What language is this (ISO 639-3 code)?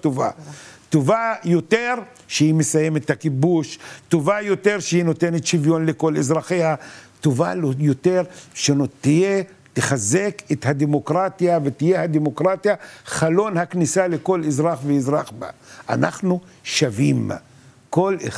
heb